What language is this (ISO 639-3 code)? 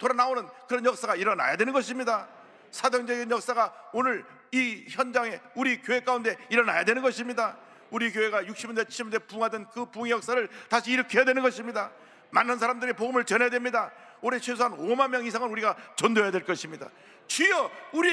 kor